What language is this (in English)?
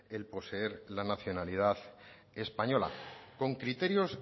Spanish